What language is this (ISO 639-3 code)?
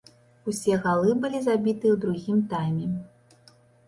bel